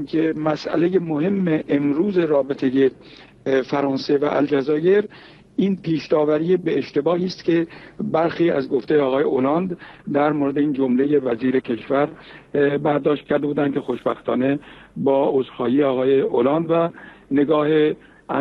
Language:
Persian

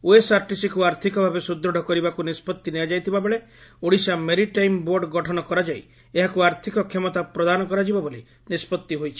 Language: Odia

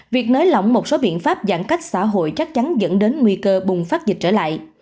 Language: Vietnamese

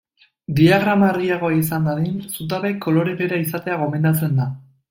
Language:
Basque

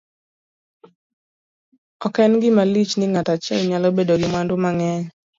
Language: Luo (Kenya and Tanzania)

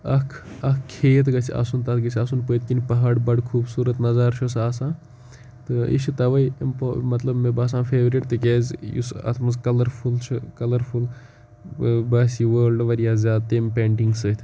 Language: Kashmiri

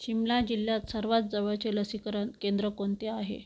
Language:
Marathi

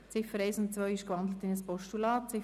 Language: Swiss German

